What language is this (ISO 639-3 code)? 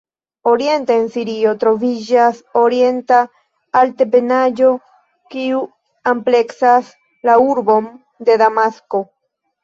epo